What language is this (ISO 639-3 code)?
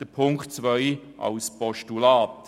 gsw